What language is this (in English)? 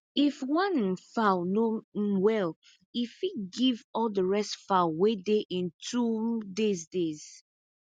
Nigerian Pidgin